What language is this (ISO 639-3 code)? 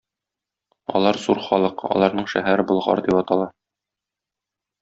tat